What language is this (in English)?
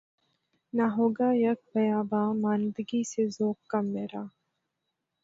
Urdu